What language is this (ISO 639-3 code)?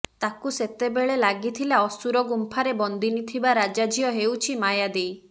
ori